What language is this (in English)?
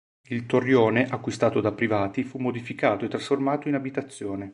Italian